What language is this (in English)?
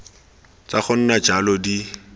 Tswana